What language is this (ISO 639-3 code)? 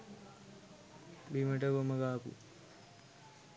sin